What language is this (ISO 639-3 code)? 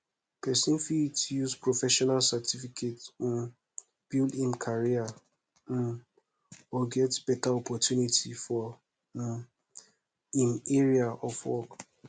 pcm